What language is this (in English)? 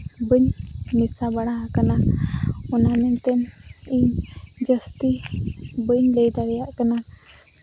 Santali